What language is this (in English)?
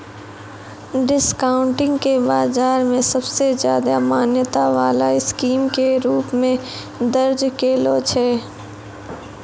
Maithili